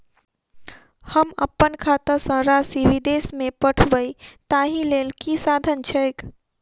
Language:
Maithili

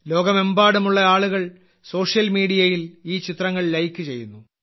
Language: Malayalam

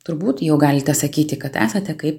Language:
Lithuanian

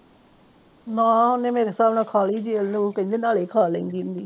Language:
Punjabi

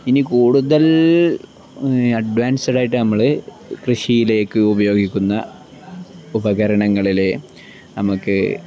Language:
Malayalam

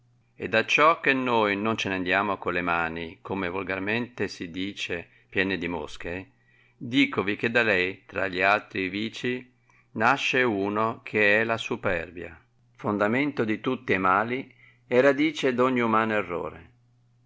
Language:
Italian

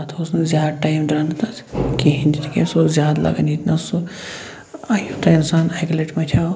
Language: Kashmiri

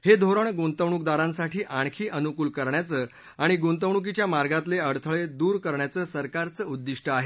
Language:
Marathi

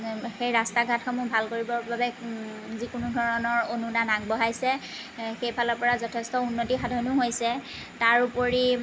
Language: Assamese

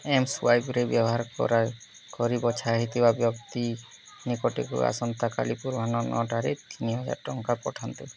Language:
Odia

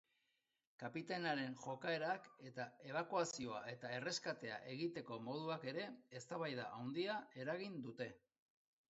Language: Basque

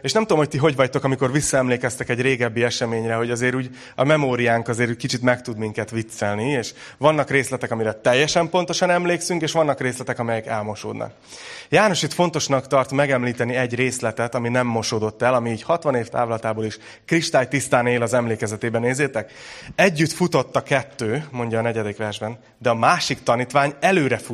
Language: Hungarian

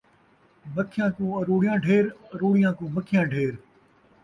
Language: Saraiki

